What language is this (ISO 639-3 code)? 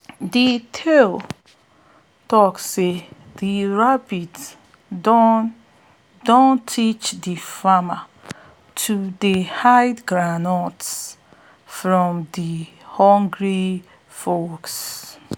pcm